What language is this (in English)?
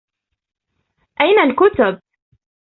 Arabic